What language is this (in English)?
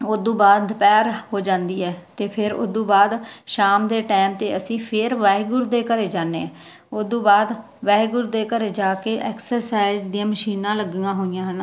Punjabi